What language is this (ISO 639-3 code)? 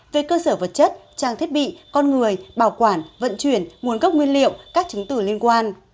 vie